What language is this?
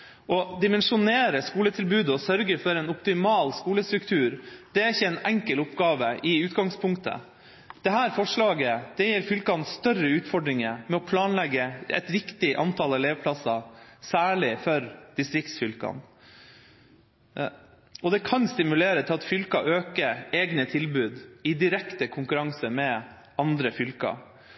Norwegian Bokmål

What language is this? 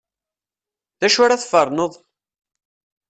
Kabyle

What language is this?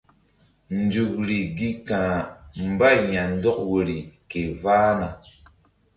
Mbum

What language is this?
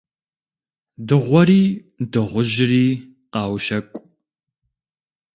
Kabardian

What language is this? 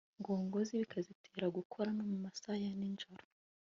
Kinyarwanda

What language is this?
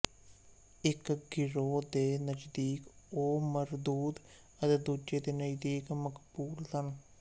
Punjabi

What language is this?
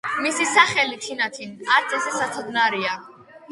Georgian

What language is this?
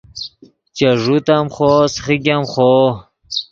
Yidgha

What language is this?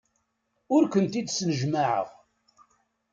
Kabyle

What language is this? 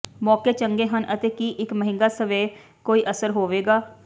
Punjabi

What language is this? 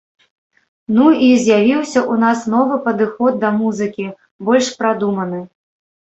Belarusian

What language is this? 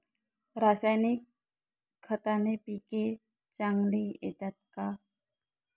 Marathi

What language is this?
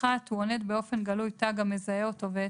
Hebrew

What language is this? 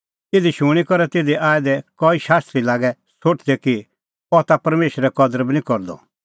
Kullu Pahari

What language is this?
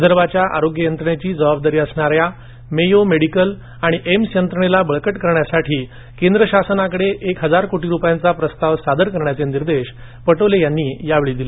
Marathi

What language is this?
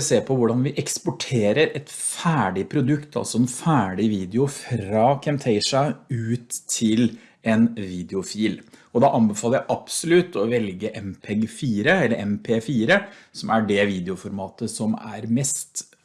Norwegian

